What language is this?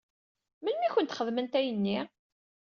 Kabyle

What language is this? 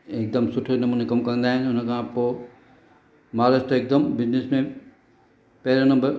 Sindhi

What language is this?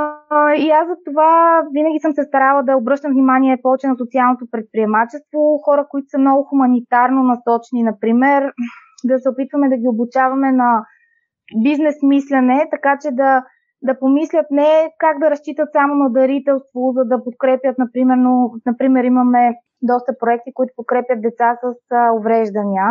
Bulgarian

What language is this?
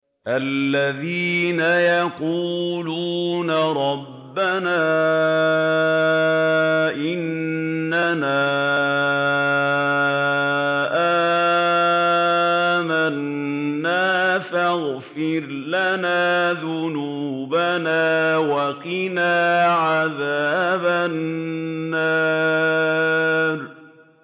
Arabic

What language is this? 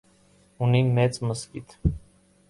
Armenian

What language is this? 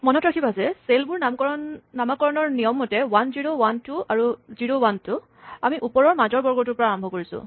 Assamese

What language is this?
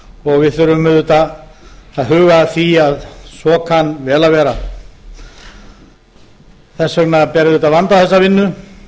Icelandic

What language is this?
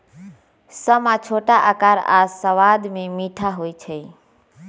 Magahi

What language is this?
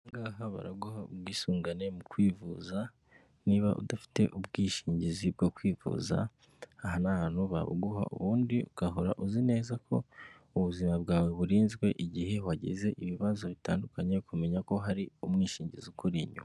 Kinyarwanda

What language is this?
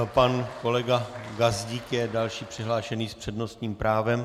Czech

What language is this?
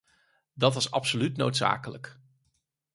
Dutch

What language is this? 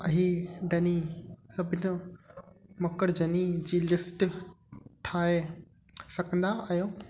Sindhi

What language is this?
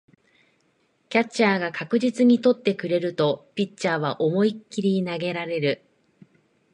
Japanese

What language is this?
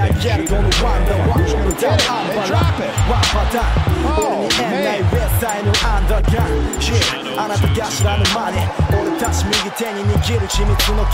Romanian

